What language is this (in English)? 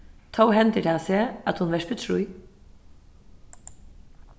Faroese